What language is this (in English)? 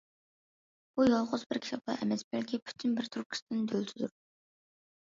Uyghur